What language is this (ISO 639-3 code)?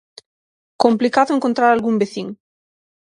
glg